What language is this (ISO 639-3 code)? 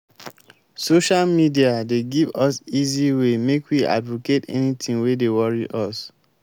pcm